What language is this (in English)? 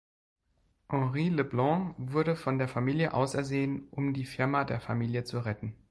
German